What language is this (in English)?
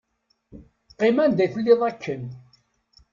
Kabyle